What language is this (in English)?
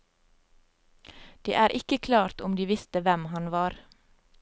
Norwegian